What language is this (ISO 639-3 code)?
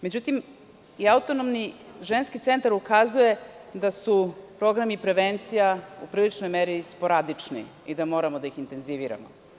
srp